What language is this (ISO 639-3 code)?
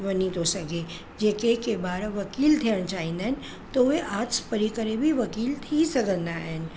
snd